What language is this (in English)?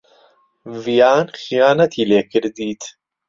Central Kurdish